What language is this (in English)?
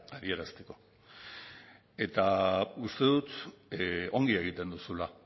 Basque